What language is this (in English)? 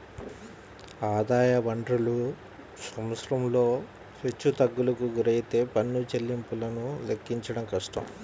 Telugu